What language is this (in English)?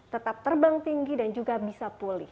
Indonesian